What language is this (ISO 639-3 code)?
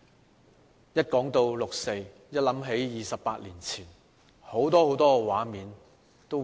yue